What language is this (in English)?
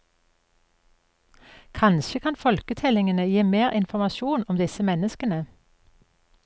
Norwegian